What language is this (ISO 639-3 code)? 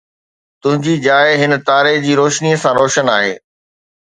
snd